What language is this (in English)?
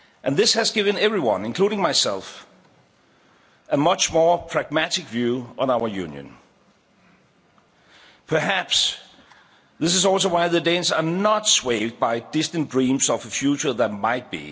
English